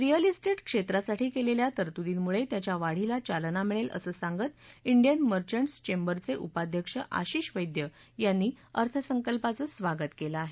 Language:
Marathi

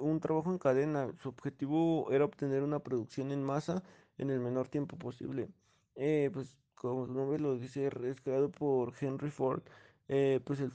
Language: Spanish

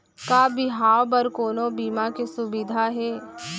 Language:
Chhattisgarhi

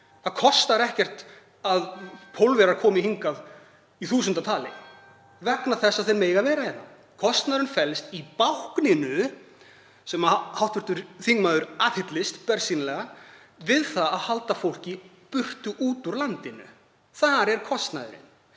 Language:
Icelandic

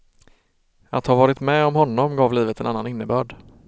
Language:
Swedish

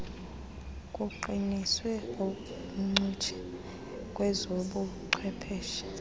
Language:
Xhosa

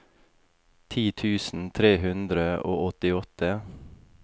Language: Norwegian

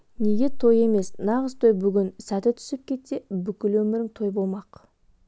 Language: Kazakh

